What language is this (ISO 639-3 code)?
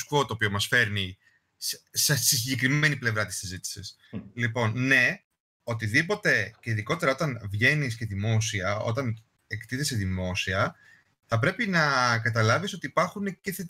ell